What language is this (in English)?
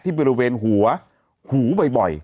Thai